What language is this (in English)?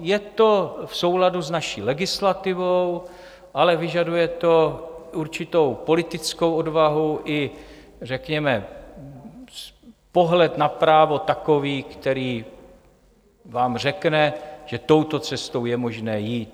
Czech